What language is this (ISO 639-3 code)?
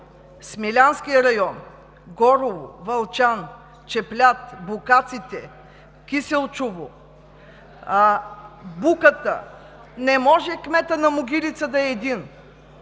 bul